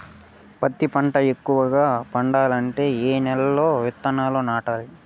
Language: Telugu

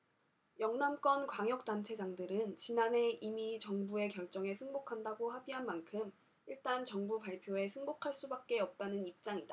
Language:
Korean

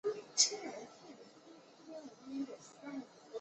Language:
Chinese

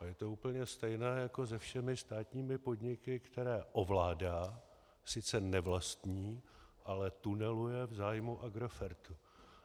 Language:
Czech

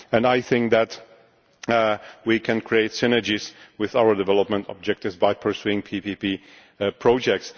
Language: English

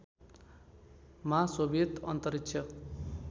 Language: Nepali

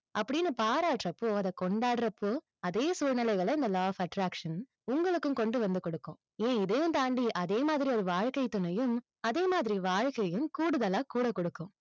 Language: Tamil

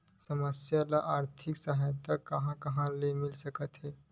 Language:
Chhattisgarhi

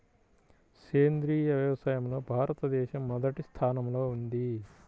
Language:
Telugu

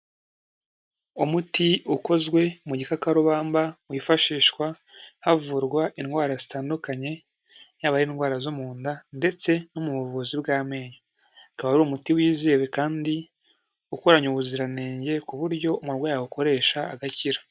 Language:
Kinyarwanda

